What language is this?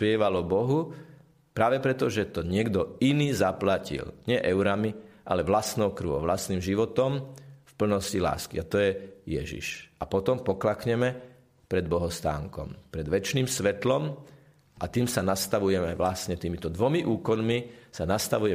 Slovak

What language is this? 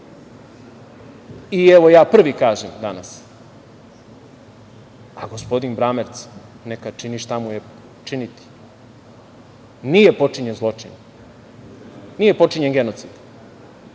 Serbian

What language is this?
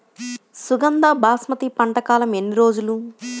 Telugu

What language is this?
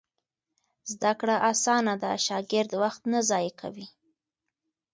Pashto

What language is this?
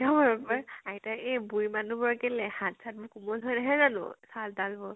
Assamese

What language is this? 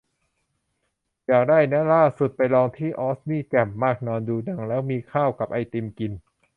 Thai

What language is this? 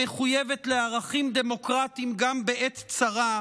Hebrew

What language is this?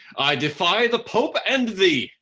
English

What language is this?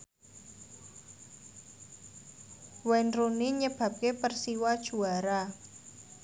Javanese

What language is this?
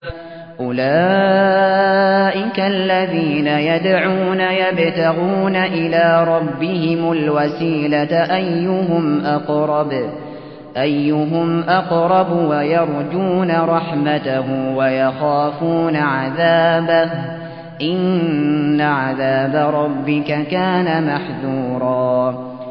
Arabic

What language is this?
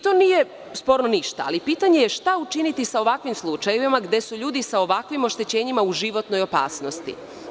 Serbian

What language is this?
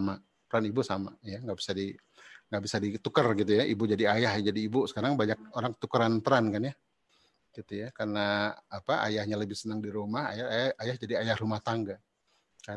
Indonesian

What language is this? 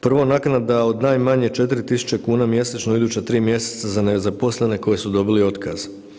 Croatian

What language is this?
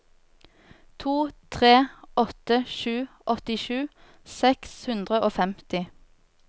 Norwegian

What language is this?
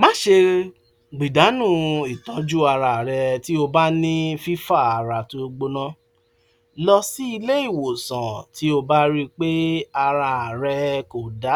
Yoruba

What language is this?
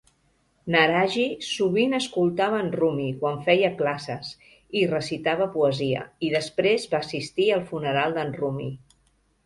Catalan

